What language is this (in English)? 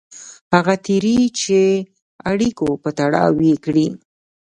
Pashto